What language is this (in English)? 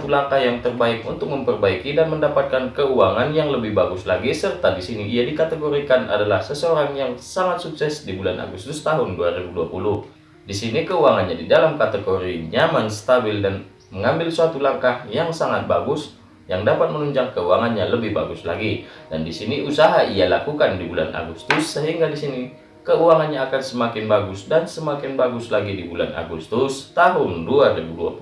Indonesian